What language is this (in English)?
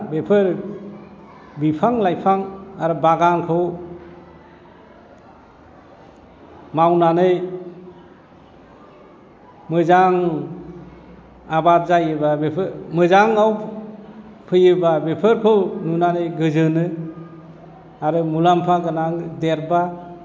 Bodo